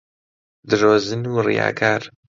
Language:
Central Kurdish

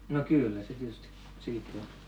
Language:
Finnish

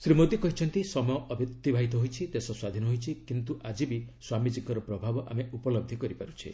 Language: Odia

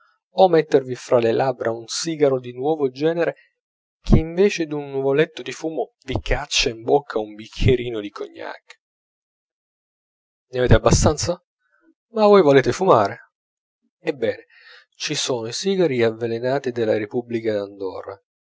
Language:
Italian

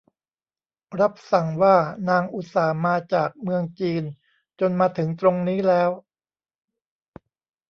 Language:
Thai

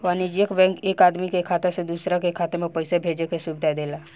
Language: Bhojpuri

